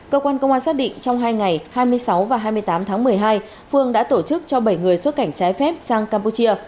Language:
Vietnamese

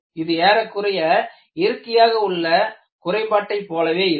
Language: Tamil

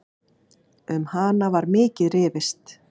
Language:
Icelandic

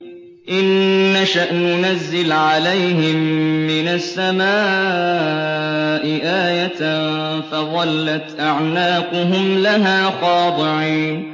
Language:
Arabic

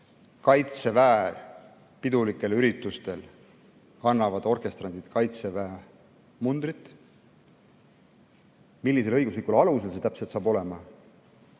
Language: Estonian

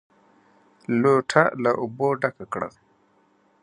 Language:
Pashto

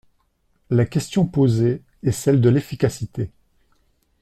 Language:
French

